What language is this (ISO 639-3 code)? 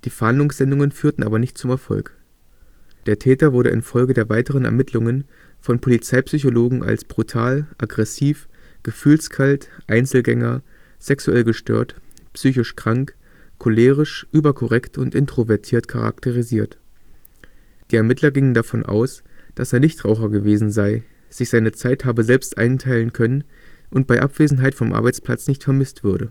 deu